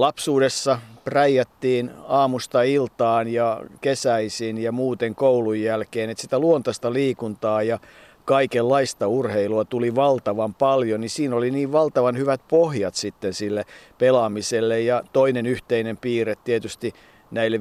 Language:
Finnish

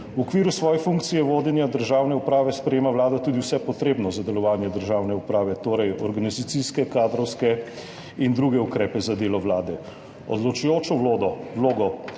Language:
Slovenian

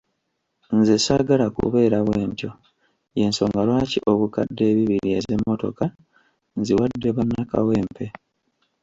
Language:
Ganda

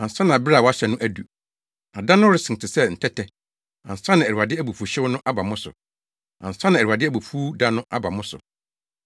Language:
Akan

